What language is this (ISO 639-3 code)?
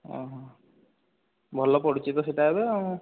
ori